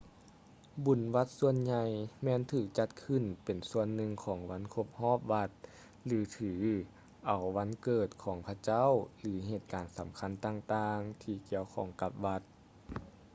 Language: Lao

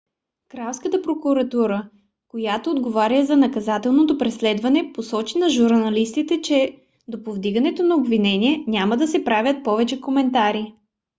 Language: Bulgarian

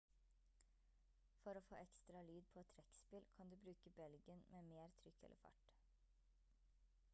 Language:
Norwegian Bokmål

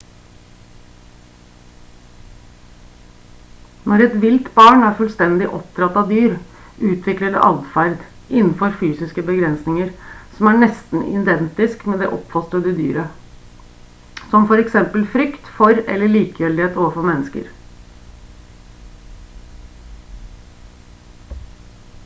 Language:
Norwegian Bokmål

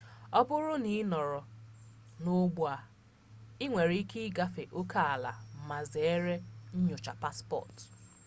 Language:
Igbo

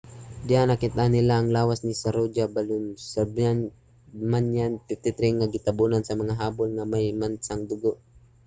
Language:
Cebuano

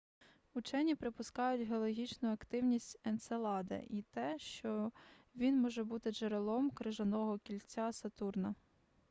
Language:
Ukrainian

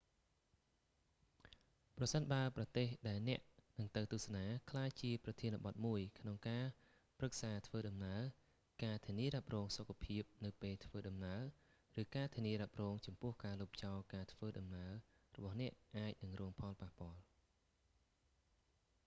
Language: Khmer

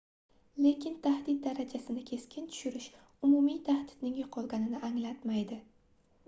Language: Uzbek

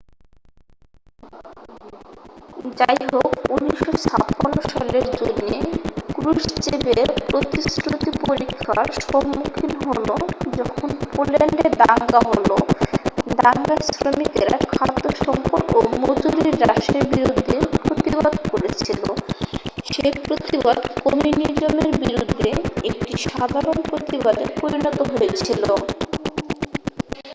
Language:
Bangla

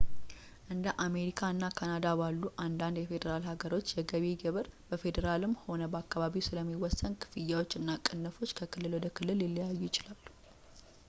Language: Amharic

